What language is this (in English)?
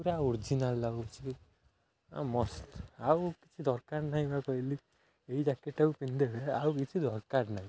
Odia